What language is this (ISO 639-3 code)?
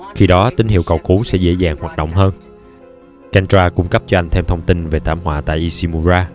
vie